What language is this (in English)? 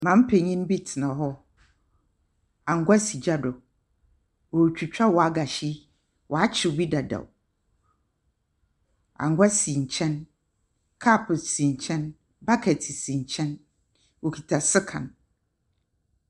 Akan